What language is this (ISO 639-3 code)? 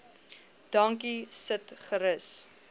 afr